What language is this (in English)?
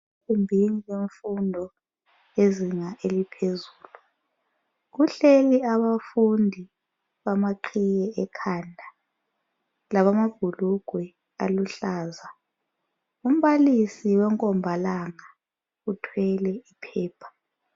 North Ndebele